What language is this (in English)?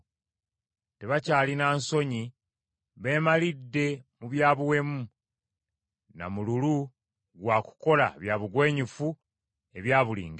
Ganda